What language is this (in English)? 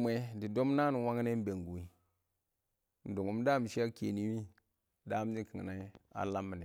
Awak